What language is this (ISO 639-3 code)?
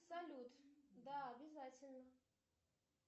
rus